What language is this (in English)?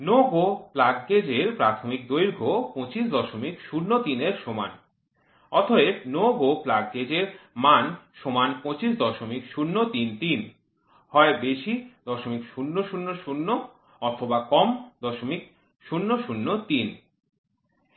Bangla